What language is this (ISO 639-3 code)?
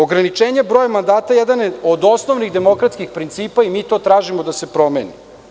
srp